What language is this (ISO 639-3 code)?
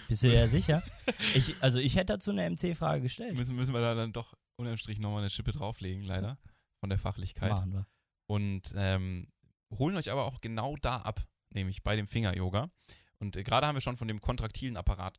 deu